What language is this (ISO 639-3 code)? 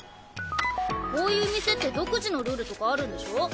jpn